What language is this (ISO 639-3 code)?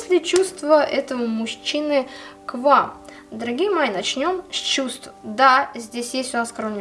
rus